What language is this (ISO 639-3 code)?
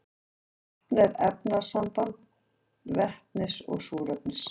isl